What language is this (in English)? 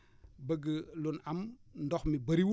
Wolof